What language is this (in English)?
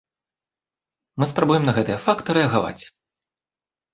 Belarusian